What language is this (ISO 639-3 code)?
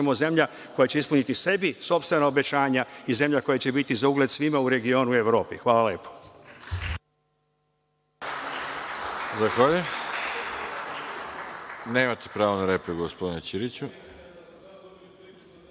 srp